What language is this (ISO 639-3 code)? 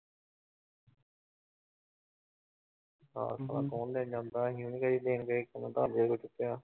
pan